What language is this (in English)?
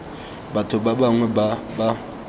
Tswana